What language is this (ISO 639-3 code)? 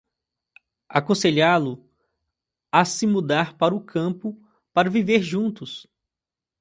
por